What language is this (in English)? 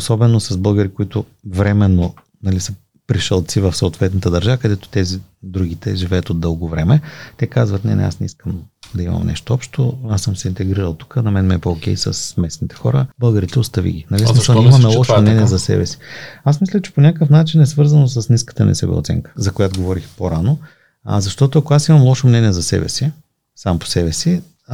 Bulgarian